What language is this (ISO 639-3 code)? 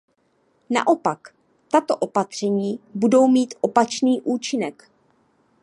ces